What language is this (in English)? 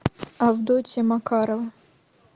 Russian